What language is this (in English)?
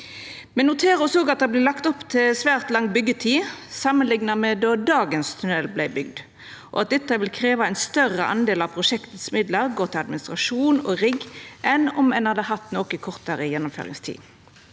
Norwegian